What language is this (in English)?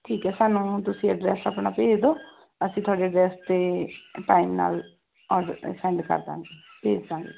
Punjabi